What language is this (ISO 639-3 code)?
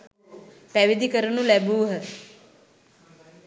sin